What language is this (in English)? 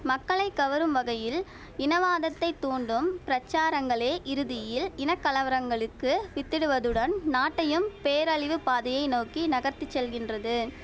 Tamil